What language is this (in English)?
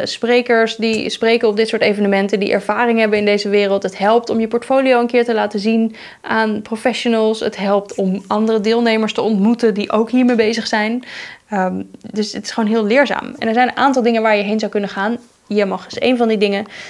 Dutch